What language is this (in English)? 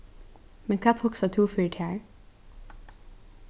Faroese